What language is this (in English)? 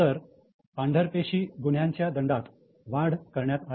Marathi